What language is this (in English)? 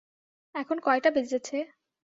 Bangla